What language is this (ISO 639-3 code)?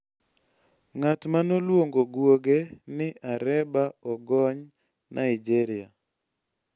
luo